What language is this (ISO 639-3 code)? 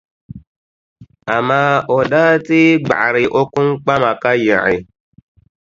dag